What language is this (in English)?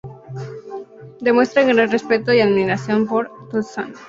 Spanish